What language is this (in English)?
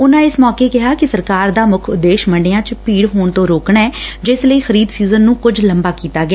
Punjabi